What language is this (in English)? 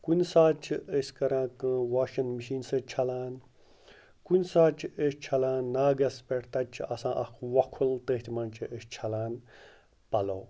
Kashmiri